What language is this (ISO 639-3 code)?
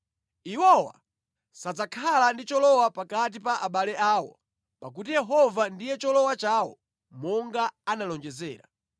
nya